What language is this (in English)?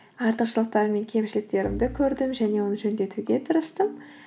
Kazakh